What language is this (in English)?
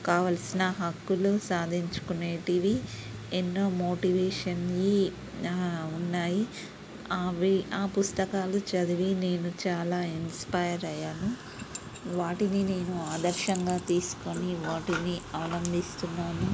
Telugu